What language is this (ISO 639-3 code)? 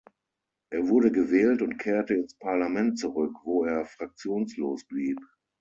deu